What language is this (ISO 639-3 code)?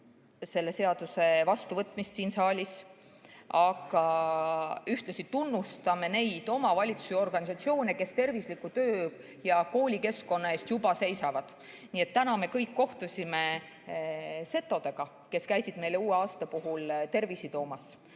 est